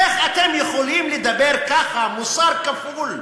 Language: Hebrew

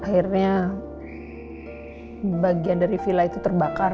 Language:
Indonesian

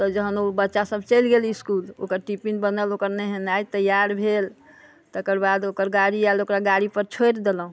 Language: Maithili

